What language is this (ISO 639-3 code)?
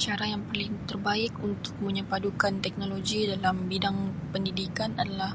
msi